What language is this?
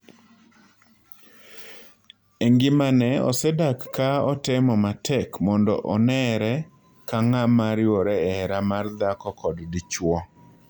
Luo (Kenya and Tanzania)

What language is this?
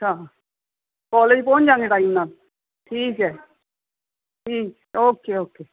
Punjabi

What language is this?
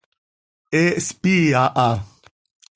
Seri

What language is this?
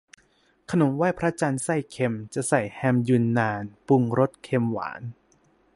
Thai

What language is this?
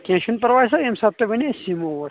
Kashmiri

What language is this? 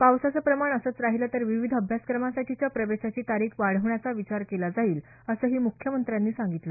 Marathi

